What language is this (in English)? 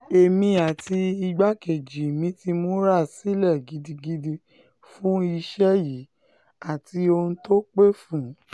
Yoruba